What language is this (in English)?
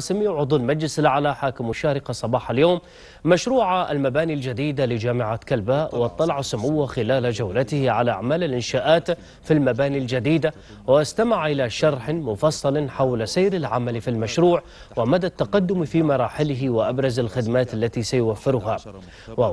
Arabic